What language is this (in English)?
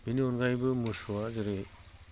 Bodo